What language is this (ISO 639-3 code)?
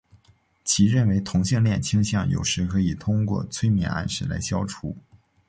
zho